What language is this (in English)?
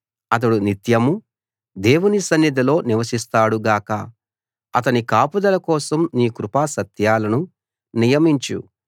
Telugu